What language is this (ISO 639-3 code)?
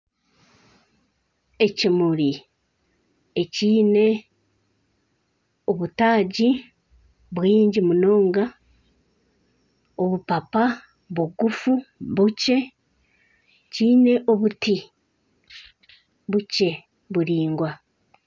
nyn